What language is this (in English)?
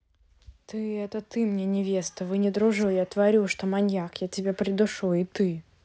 Russian